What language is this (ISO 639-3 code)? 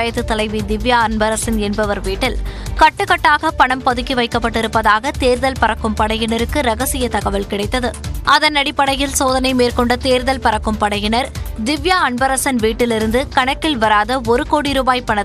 tam